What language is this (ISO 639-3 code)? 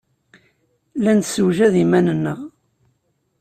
kab